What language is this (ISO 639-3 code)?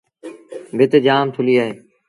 sbn